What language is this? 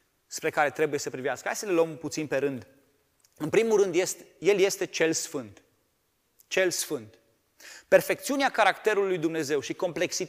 Romanian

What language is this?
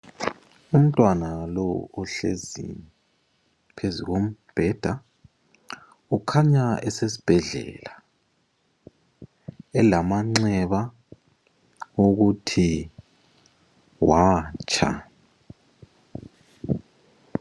North Ndebele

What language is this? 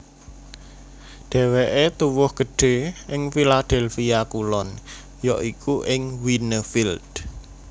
Javanese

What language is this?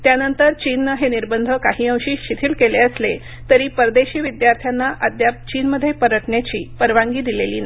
Marathi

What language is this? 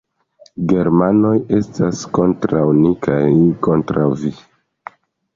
Esperanto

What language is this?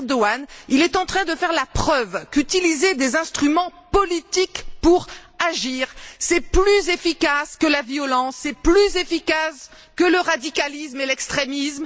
French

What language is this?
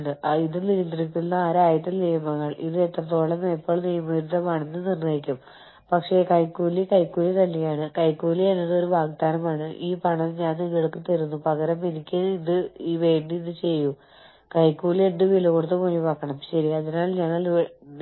Malayalam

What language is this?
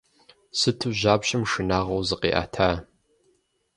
Kabardian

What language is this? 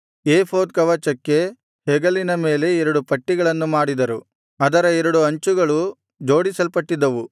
Kannada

